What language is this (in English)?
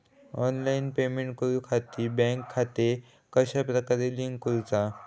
Marathi